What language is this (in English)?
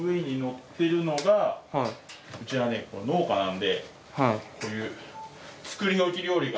Japanese